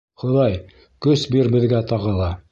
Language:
Bashkir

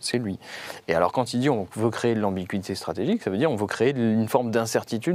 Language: French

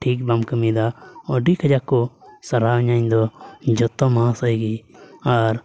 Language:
Santali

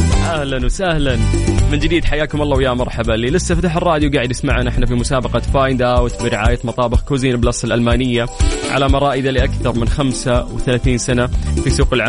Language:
Arabic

